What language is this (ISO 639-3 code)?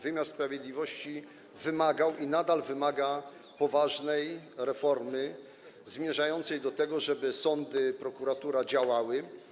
pol